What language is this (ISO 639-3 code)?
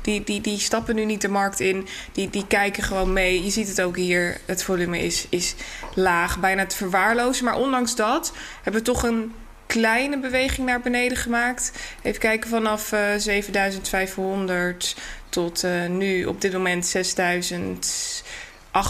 nld